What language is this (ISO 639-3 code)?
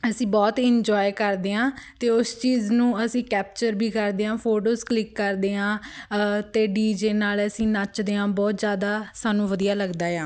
pan